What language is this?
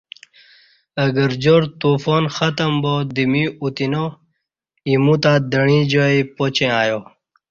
Kati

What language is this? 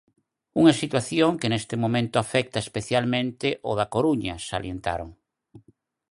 Galician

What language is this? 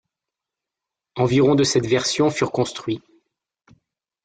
French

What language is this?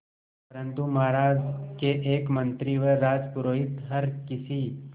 Hindi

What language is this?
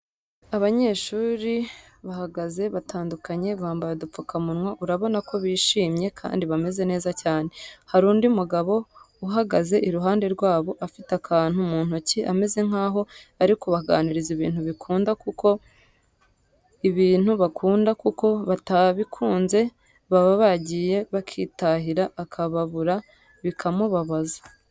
Kinyarwanda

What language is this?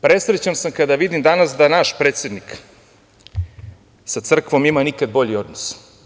Serbian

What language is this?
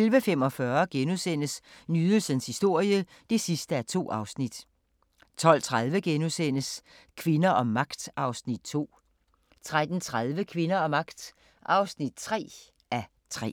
Danish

